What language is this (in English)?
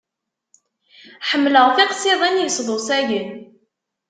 Kabyle